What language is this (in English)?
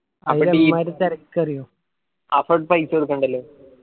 Malayalam